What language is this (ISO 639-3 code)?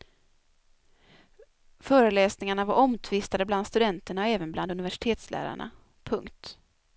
swe